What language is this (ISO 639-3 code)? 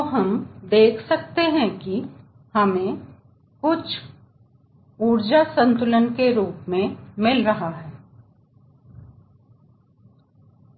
hin